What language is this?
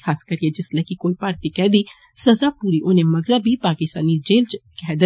Dogri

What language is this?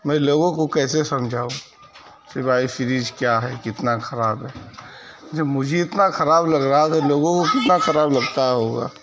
Urdu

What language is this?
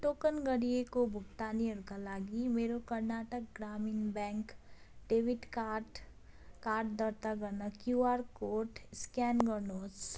Nepali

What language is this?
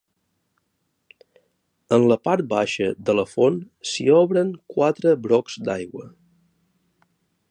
Catalan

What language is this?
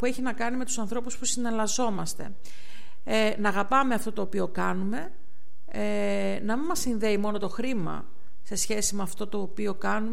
Greek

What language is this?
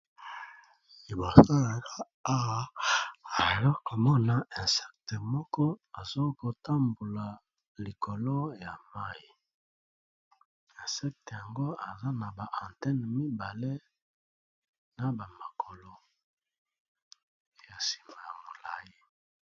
Lingala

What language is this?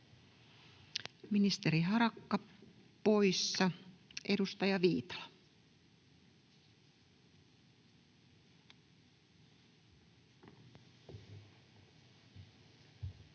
Finnish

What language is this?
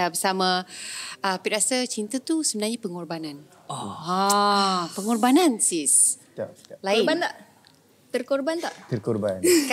Malay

